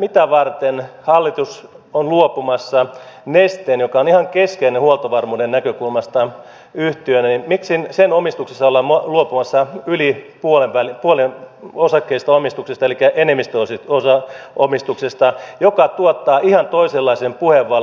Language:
Finnish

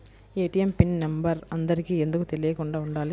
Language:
Telugu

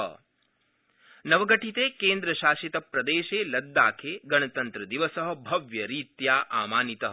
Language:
Sanskrit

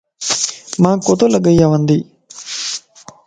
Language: Lasi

